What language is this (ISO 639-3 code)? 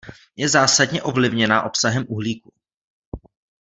ces